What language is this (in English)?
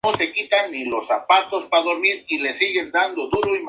Spanish